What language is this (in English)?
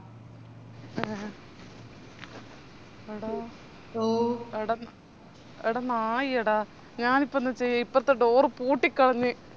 Malayalam